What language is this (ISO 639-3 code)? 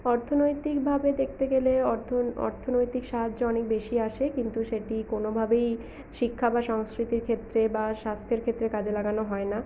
ben